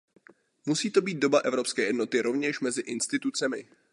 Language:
Czech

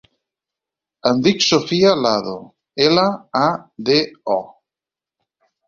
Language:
Catalan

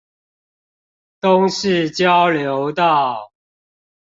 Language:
Chinese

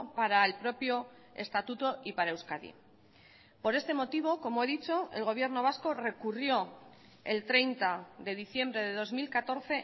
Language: Spanish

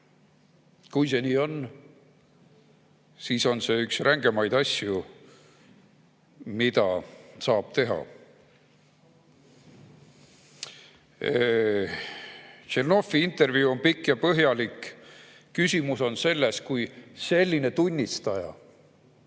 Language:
Estonian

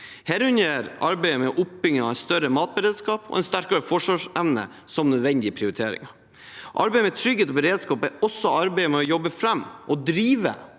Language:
Norwegian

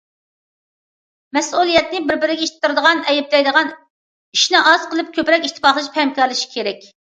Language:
Uyghur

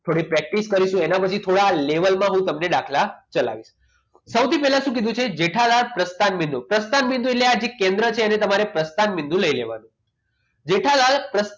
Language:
Gujarati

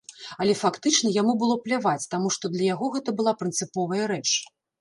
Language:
Belarusian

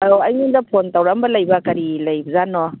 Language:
Manipuri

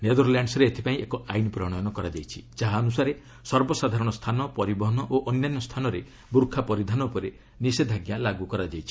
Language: Odia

